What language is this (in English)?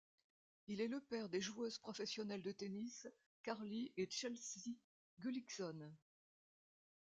French